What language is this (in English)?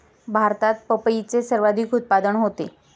Marathi